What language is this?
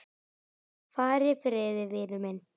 Icelandic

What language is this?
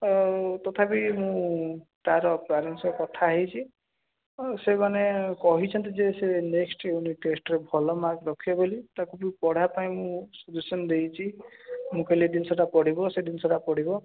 Odia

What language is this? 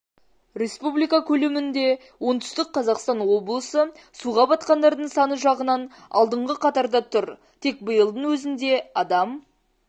Kazakh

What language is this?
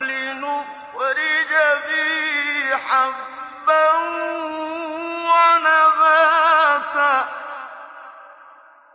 Arabic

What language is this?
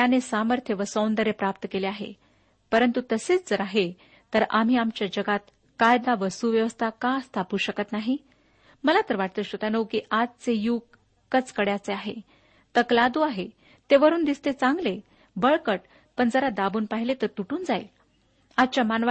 Marathi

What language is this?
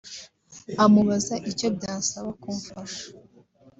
Kinyarwanda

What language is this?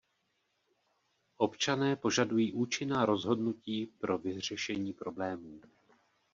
Czech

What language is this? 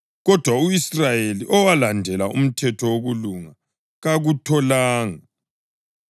North Ndebele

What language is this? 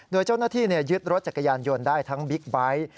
Thai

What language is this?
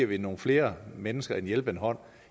Danish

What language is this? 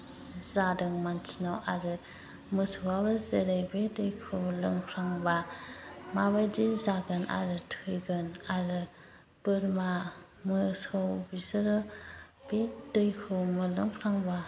Bodo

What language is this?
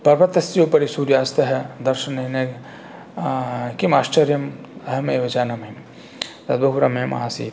Sanskrit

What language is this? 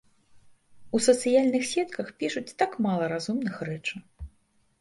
Belarusian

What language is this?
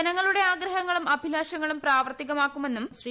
Malayalam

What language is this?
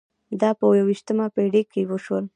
Pashto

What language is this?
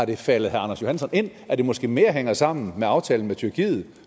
Danish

